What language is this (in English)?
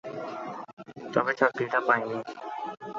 Bangla